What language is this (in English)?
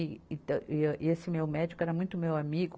Portuguese